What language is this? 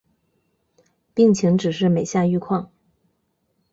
Chinese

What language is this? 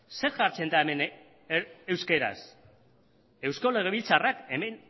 Basque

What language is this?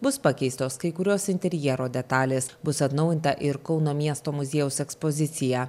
Lithuanian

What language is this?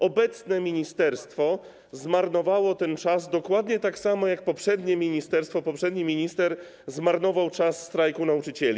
Polish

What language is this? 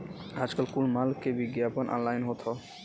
Bhojpuri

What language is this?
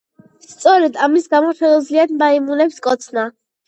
Georgian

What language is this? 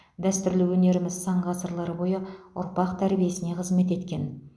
Kazakh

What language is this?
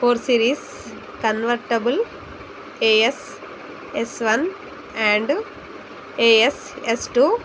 Telugu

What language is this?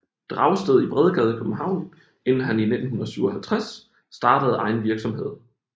Danish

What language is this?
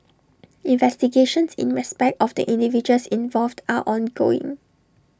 English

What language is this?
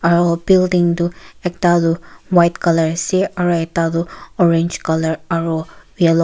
Naga Pidgin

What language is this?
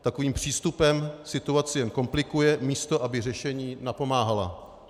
Czech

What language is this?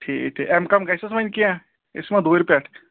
Kashmiri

